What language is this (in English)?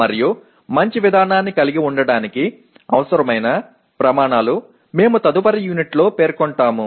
Telugu